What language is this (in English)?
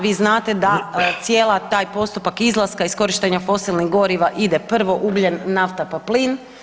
Croatian